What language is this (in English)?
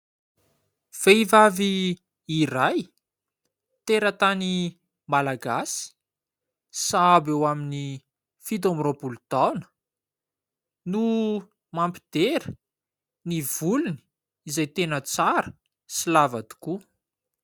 Malagasy